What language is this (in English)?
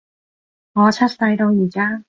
Cantonese